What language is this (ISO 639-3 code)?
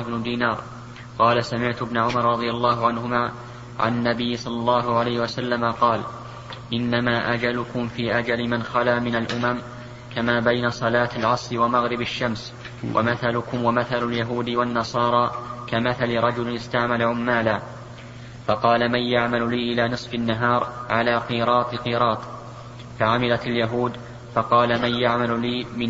ara